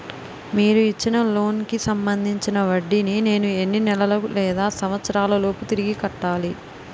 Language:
Telugu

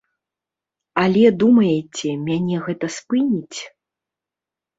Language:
Belarusian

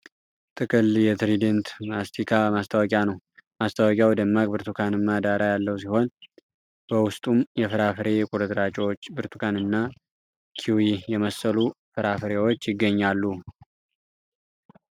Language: Amharic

